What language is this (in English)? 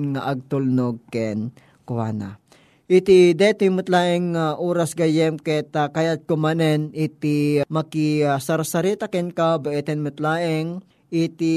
Filipino